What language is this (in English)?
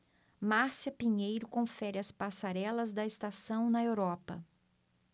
Portuguese